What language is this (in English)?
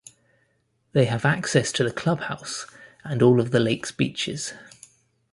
English